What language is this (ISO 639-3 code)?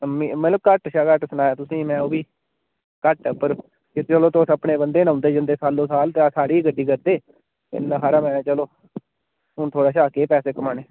doi